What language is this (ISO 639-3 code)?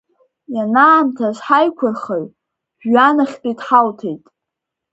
abk